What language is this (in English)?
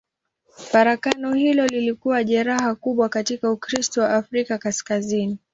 Swahili